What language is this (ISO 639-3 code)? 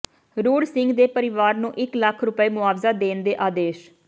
pan